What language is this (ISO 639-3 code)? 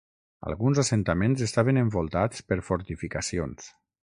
cat